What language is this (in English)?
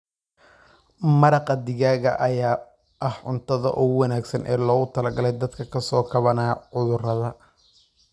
Somali